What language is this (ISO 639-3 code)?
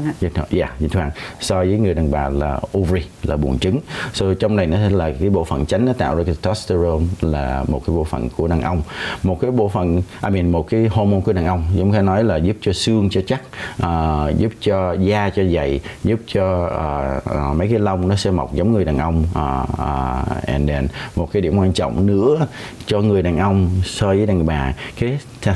vie